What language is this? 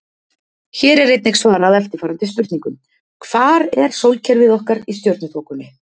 Icelandic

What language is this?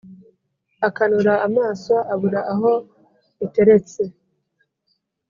Kinyarwanda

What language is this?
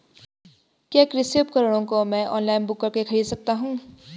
Hindi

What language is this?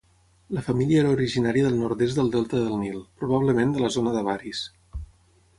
Catalan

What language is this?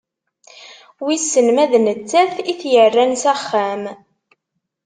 Kabyle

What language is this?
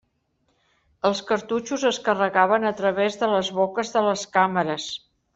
Catalan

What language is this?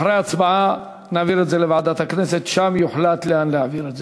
Hebrew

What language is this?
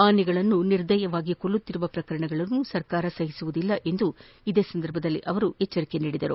Kannada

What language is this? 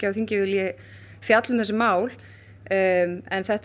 Icelandic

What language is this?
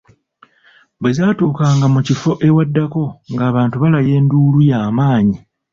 Ganda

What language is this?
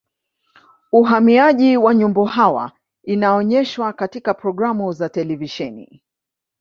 Swahili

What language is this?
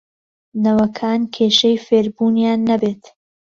Central Kurdish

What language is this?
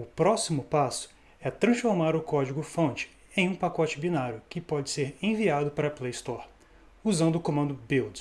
Portuguese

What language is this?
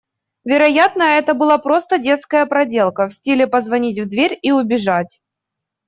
Russian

